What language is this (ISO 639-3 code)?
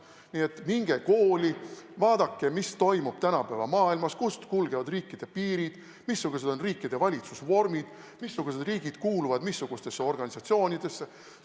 est